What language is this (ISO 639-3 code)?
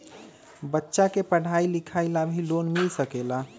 mag